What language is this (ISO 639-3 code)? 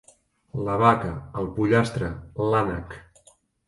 cat